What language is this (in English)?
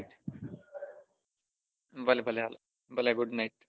Gujarati